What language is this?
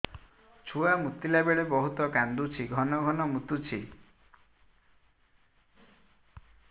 Odia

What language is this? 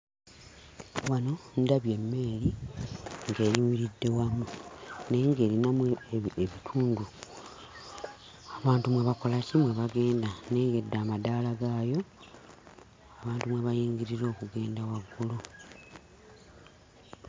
Ganda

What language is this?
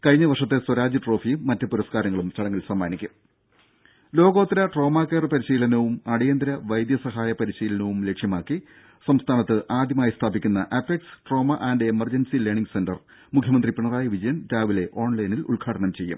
Malayalam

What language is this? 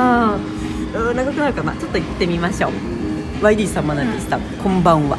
Japanese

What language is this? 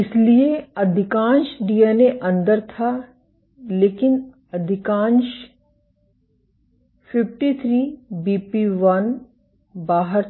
Hindi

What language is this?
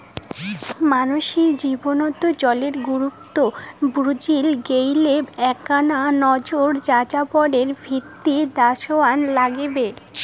Bangla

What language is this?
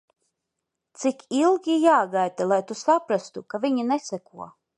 Latvian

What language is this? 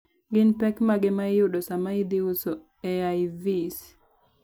Luo (Kenya and Tanzania)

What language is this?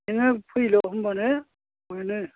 Bodo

